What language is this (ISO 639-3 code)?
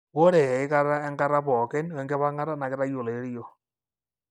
mas